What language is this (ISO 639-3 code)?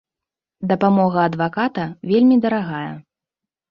bel